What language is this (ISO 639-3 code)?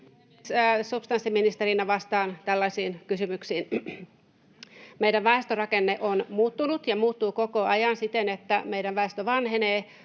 fin